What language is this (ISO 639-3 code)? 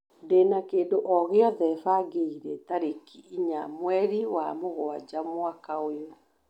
kik